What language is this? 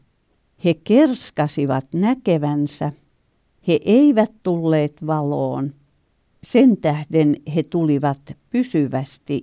Finnish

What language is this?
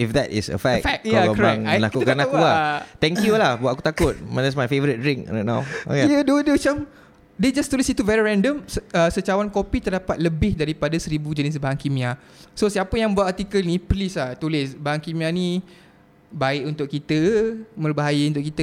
Malay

